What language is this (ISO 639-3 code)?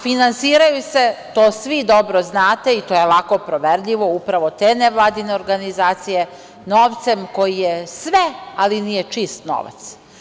srp